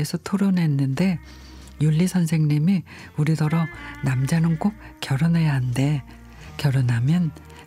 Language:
Korean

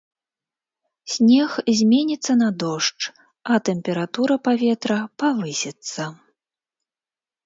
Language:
Belarusian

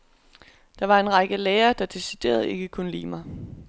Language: Danish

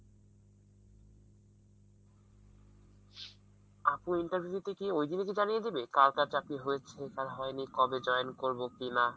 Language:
Bangla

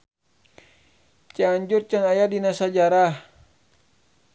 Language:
Sundanese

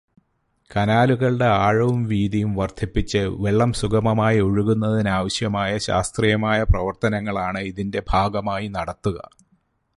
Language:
Malayalam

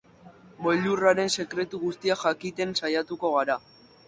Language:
Basque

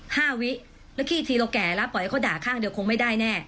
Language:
Thai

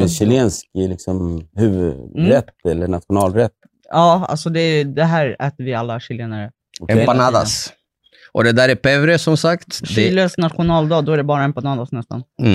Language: Swedish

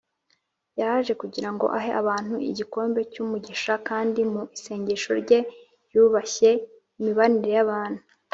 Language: Kinyarwanda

